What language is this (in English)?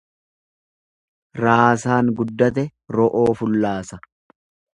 Oromo